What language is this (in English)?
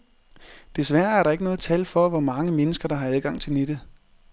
Danish